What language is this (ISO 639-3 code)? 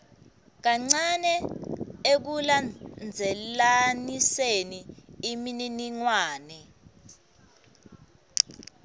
ssw